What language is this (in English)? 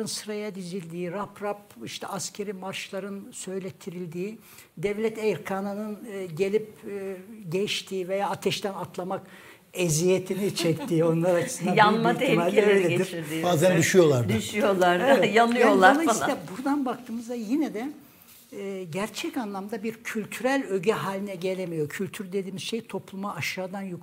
Turkish